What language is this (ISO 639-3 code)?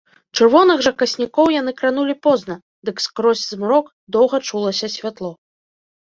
bel